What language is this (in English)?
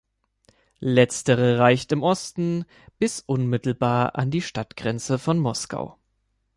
German